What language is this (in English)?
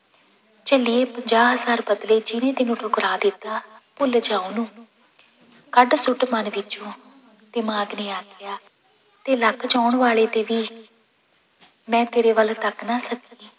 Punjabi